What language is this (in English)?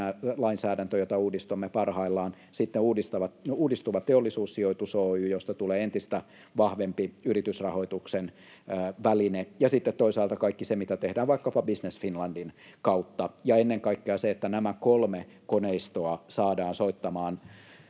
Finnish